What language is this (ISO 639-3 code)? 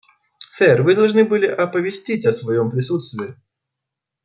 rus